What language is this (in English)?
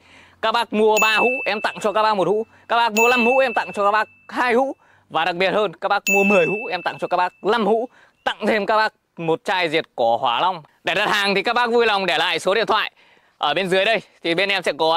Vietnamese